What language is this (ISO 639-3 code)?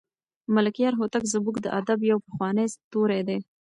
pus